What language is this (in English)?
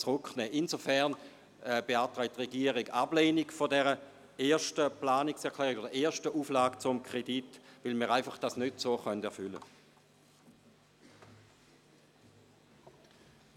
Swiss German